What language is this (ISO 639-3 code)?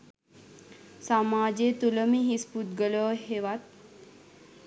sin